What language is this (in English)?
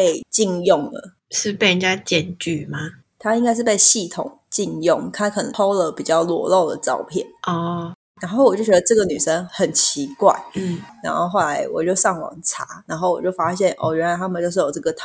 Chinese